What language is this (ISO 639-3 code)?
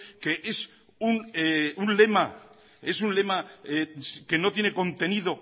spa